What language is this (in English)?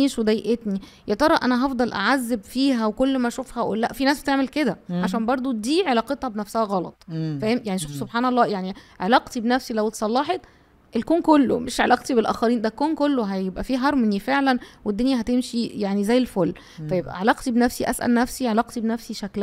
Arabic